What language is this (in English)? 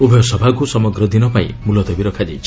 Odia